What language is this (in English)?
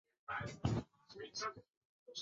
Chinese